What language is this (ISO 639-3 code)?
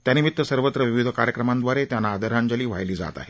mar